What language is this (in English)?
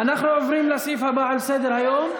Hebrew